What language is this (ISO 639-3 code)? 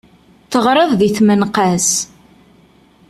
kab